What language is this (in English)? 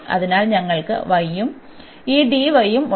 Malayalam